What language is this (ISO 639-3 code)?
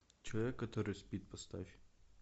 rus